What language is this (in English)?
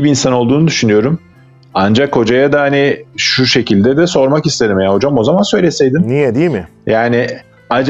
Turkish